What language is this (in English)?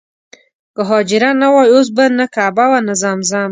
Pashto